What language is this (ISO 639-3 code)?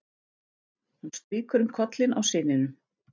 isl